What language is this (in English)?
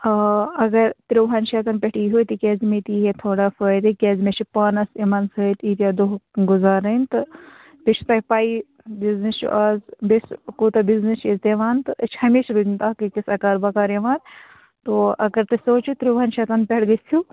Kashmiri